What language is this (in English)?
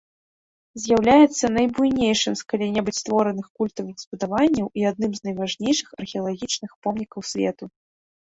Belarusian